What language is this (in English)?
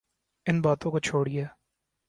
Urdu